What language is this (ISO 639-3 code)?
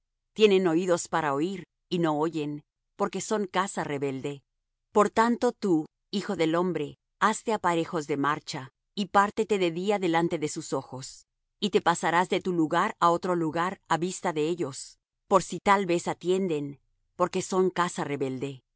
spa